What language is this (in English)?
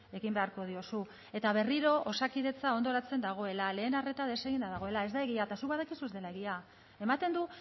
Basque